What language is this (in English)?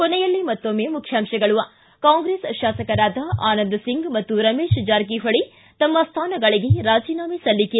Kannada